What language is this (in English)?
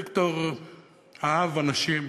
Hebrew